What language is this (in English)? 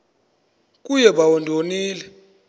Xhosa